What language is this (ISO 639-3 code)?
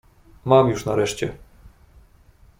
pol